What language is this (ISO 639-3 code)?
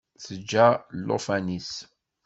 kab